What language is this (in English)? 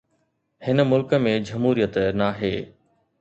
Sindhi